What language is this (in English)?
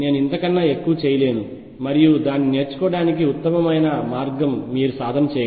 Telugu